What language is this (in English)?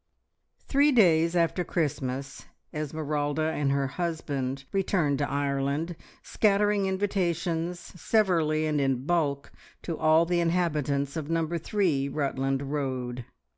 English